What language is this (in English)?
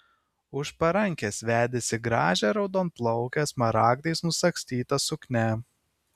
Lithuanian